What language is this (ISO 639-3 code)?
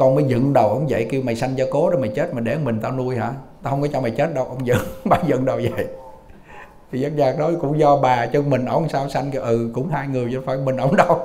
vie